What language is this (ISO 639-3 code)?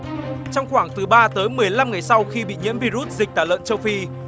vie